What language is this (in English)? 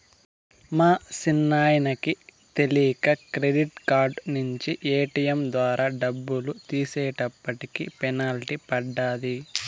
Telugu